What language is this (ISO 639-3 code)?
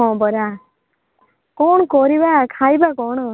ori